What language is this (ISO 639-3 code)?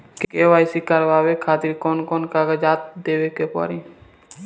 bho